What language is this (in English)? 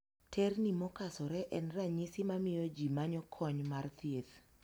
Luo (Kenya and Tanzania)